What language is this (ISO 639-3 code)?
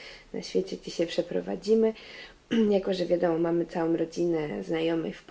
pol